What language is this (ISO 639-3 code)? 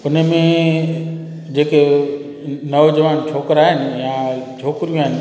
snd